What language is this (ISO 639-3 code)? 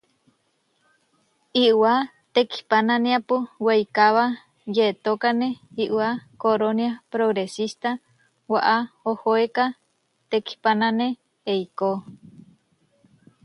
var